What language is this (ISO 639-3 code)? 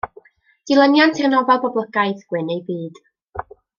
cym